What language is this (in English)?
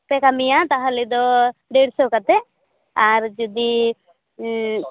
Santali